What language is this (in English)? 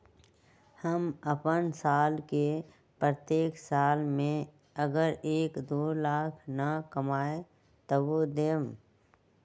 Magahi